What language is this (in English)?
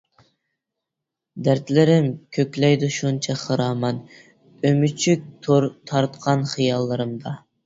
Uyghur